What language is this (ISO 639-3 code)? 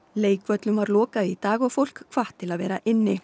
isl